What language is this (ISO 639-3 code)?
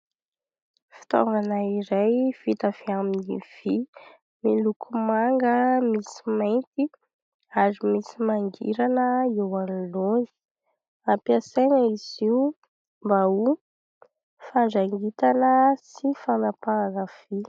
mlg